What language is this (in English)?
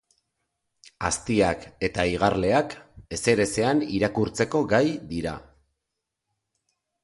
Basque